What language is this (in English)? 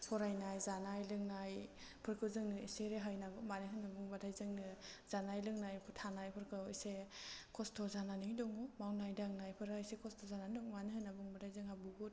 Bodo